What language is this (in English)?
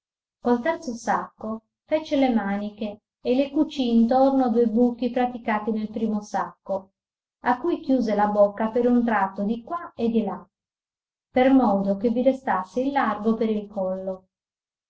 Italian